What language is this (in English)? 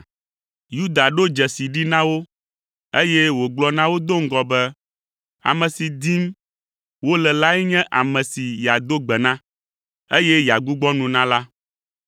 Ewe